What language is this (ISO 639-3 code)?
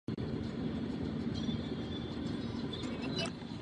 ces